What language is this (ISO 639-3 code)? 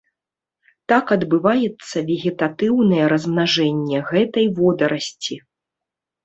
bel